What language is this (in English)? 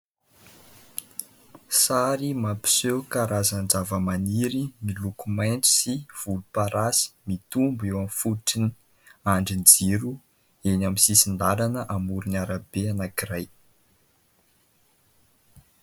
Malagasy